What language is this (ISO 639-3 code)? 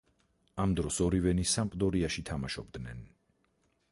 kat